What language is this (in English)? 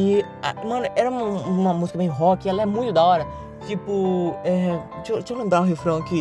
Portuguese